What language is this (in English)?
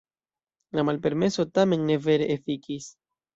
Esperanto